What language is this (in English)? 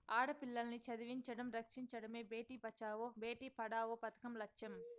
Telugu